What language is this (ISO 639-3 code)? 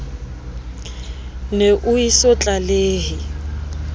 sot